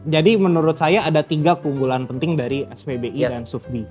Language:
Indonesian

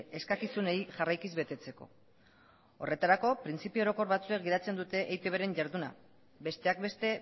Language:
Basque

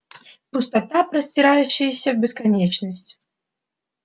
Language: Russian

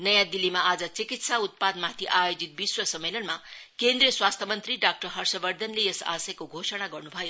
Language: Nepali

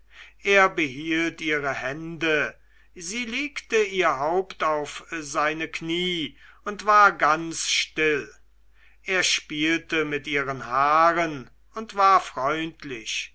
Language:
German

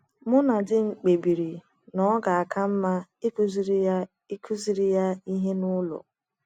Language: Igbo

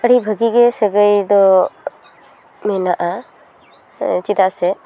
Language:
Santali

